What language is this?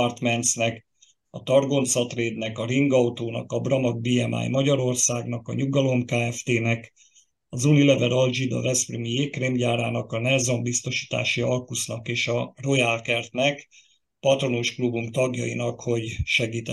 Hungarian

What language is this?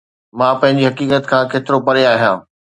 Sindhi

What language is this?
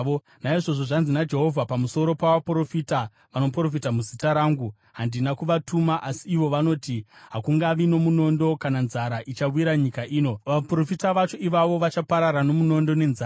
Shona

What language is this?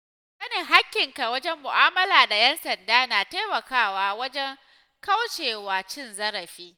Hausa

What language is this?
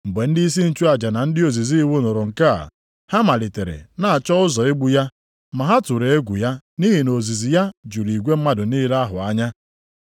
Igbo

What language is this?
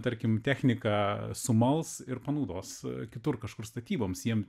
Lithuanian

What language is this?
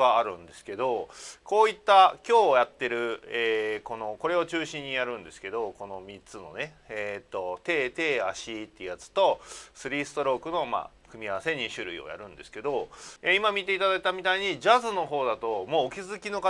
Japanese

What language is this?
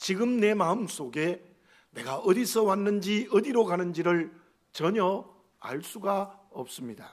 Korean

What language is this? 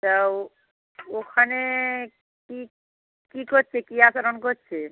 Bangla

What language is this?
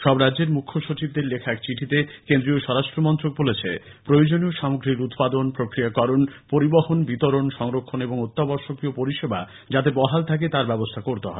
Bangla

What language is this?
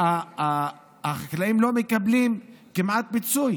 Hebrew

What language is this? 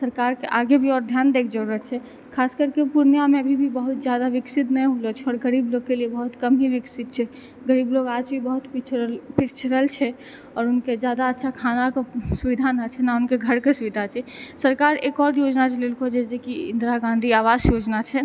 Maithili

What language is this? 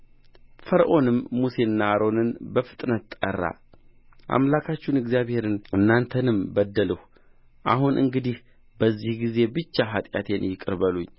Amharic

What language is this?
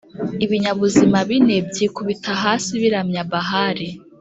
Kinyarwanda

